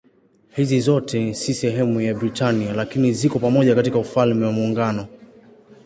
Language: Swahili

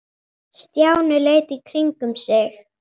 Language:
Icelandic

